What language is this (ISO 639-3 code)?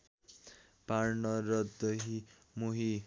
nep